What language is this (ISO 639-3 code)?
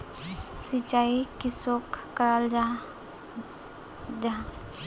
mag